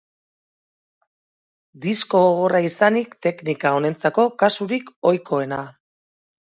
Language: Basque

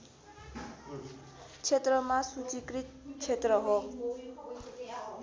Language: Nepali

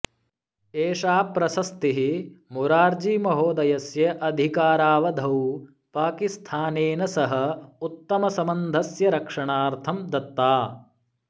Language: Sanskrit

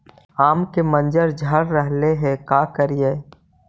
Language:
Magahi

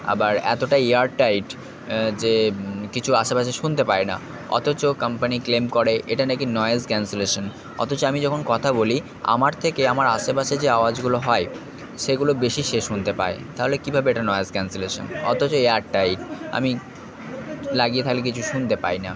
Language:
Bangla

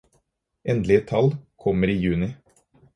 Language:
Norwegian Bokmål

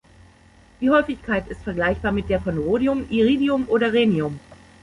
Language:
German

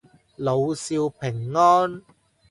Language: Cantonese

